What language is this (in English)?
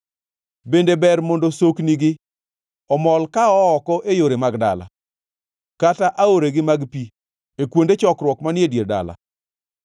Luo (Kenya and Tanzania)